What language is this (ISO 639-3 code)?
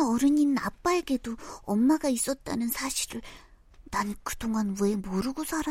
kor